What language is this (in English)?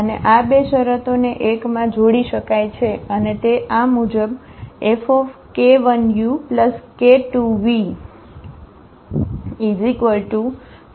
Gujarati